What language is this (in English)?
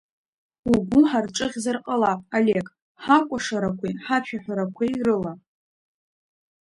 Abkhazian